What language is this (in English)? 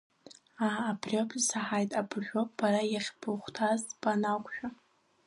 Abkhazian